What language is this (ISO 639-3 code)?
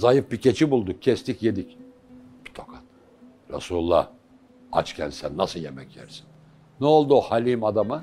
tur